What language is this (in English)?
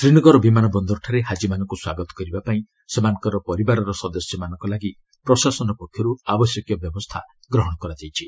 Odia